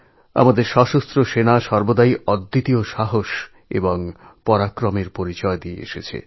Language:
Bangla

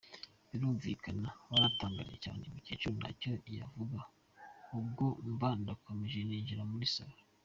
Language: Kinyarwanda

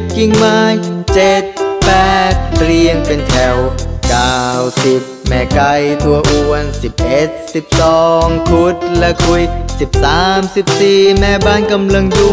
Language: Thai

